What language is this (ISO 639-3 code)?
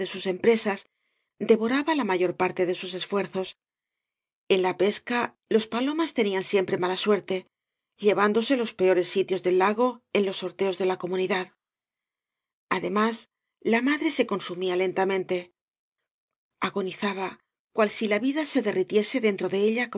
spa